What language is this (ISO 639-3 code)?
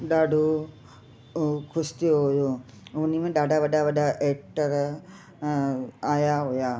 snd